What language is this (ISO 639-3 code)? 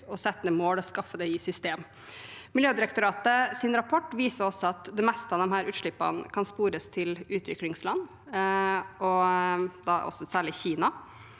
nor